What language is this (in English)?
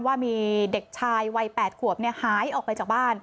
Thai